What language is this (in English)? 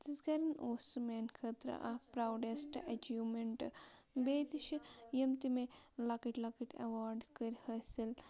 Kashmiri